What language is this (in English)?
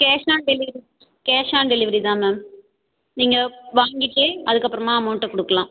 Tamil